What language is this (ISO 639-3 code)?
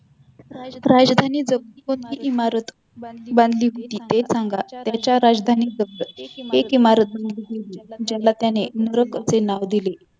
mar